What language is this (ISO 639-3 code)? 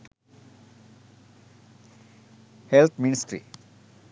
sin